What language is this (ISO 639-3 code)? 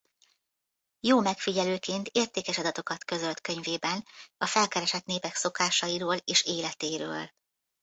hun